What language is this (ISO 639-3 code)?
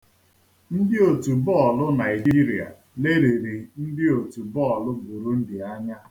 ibo